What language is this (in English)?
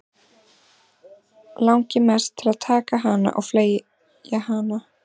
Icelandic